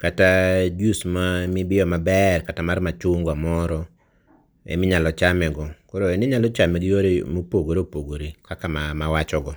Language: Luo (Kenya and Tanzania)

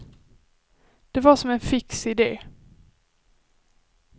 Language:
Swedish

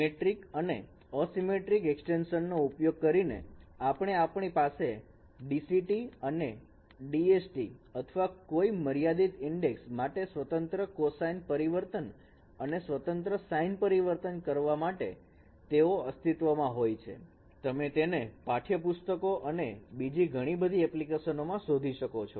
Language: Gujarati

